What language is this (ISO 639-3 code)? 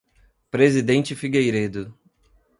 por